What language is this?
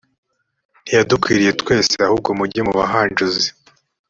Kinyarwanda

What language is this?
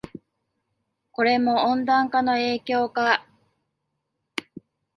Japanese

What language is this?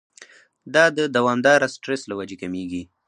Pashto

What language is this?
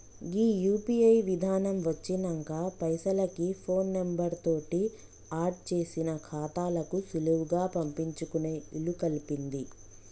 Telugu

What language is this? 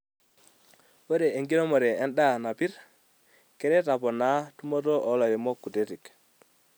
Masai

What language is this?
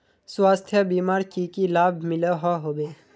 Magahi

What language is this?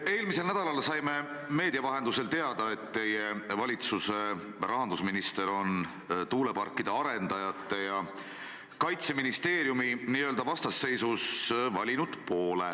Estonian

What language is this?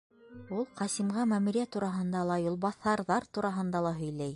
Bashkir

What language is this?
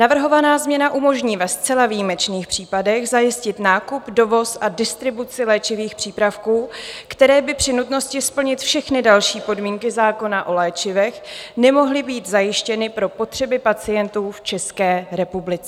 Czech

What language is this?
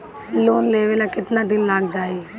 Bhojpuri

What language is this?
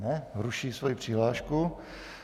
Czech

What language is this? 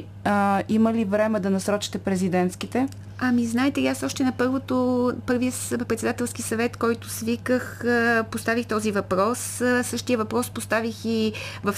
Bulgarian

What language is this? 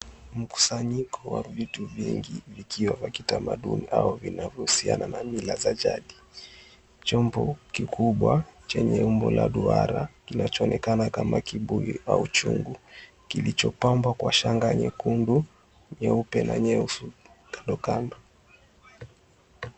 Swahili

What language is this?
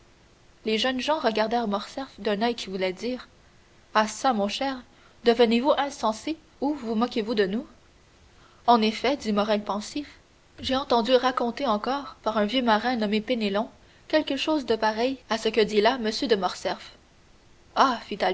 French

